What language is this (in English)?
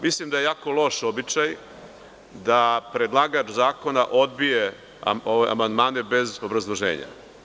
Serbian